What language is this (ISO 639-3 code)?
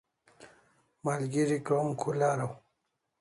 kls